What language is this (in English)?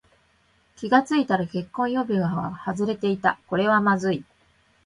Japanese